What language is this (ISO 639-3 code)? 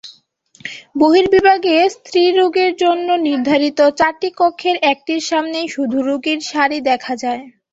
ben